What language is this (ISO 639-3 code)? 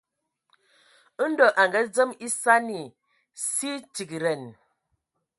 ewo